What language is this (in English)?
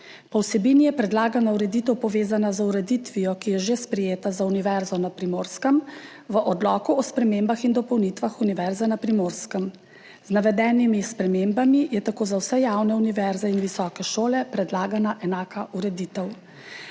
Slovenian